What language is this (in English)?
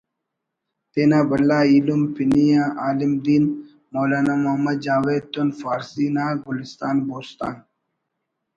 Brahui